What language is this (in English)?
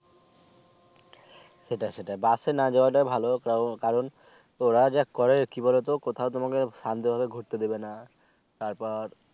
Bangla